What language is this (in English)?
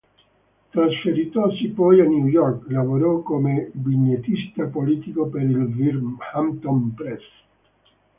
Italian